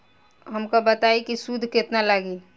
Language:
Bhojpuri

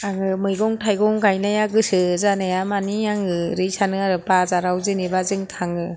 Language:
Bodo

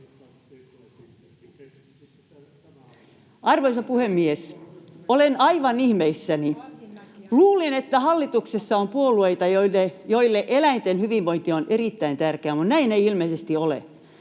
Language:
Finnish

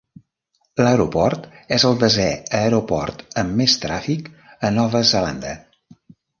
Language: Catalan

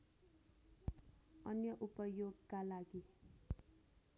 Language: Nepali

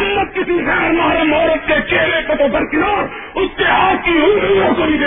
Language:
Urdu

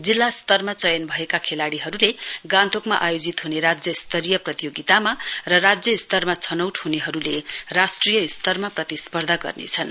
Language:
Nepali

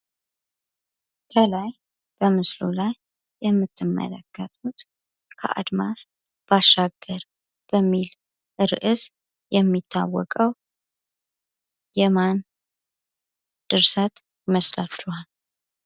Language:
Amharic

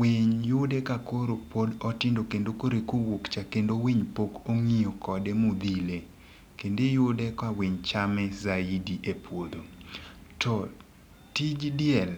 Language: Luo (Kenya and Tanzania)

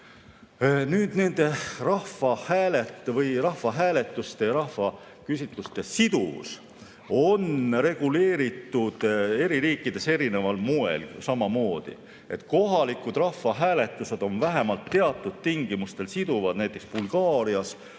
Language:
Estonian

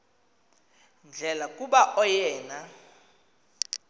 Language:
Xhosa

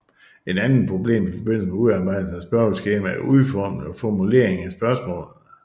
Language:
Danish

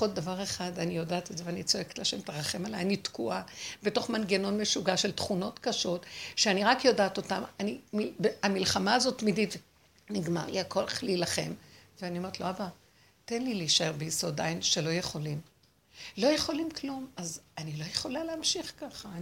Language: Hebrew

